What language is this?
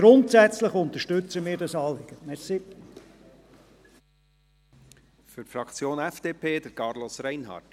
Swiss German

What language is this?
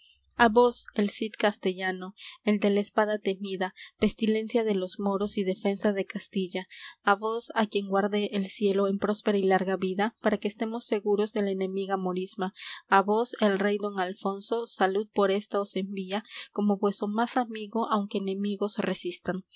Spanish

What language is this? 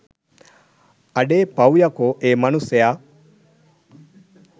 Sinhala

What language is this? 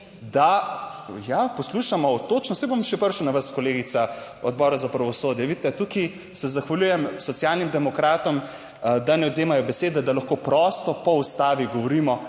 Slovenian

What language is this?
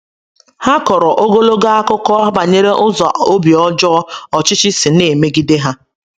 Igbo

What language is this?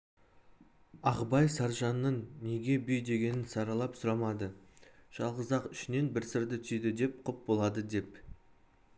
Kazakh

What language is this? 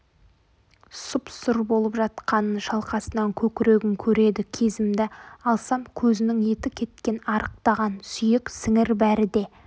Kazakh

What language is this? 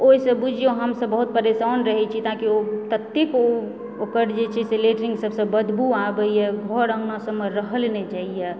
Maithili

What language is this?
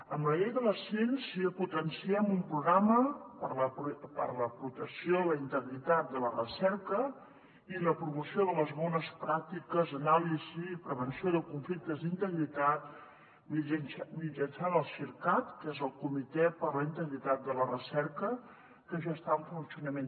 Catalan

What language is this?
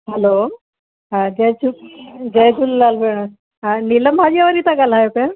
Sindhi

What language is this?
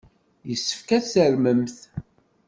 Kabyle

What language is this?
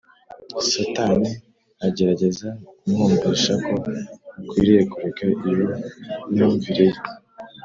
Kinyarwanda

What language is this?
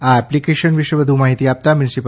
Gujarati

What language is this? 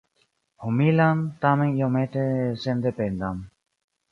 Esperanto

